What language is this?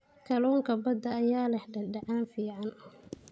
Somali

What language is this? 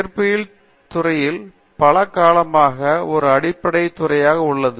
Tamil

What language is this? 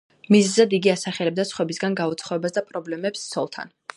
Georgian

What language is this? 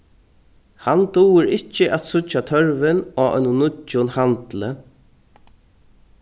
Faroese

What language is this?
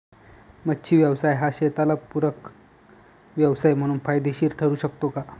Marathi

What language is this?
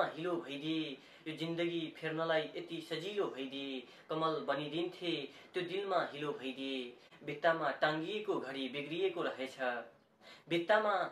Arabic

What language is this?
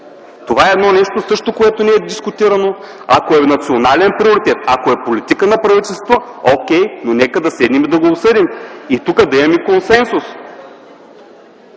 Bulgarian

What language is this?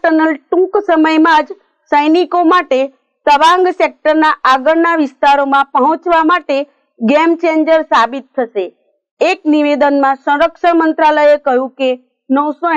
Romanian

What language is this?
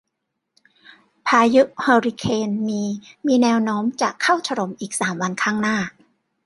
Thai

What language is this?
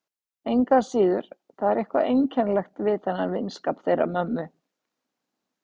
Icelandic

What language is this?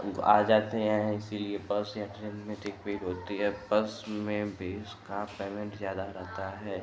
Hindi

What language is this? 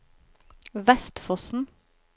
Norwegian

